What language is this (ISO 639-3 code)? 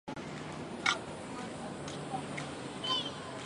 zho